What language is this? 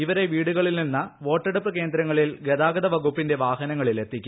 Malayalam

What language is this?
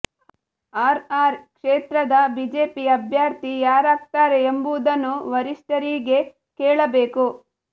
Kannada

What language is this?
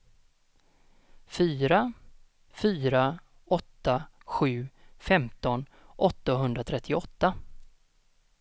Swedish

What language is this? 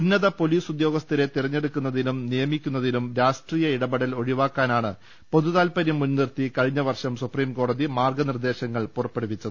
Malayalam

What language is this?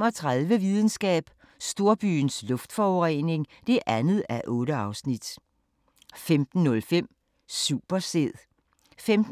Danish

